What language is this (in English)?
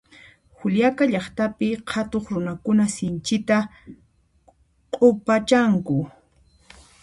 Puno Quechua